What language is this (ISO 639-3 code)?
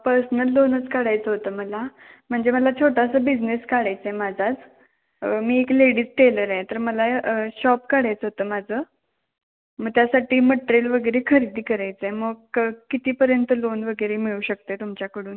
mar